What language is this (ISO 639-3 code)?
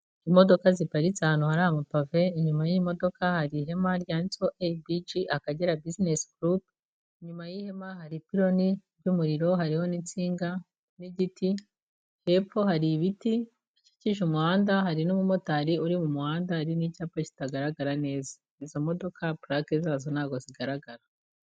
kin